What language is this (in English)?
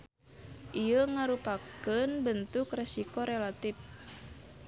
Sundanese